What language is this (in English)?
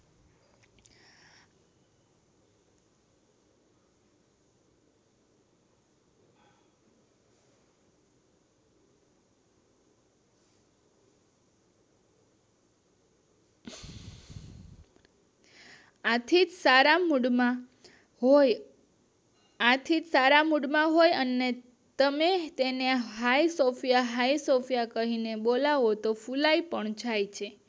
Gujarati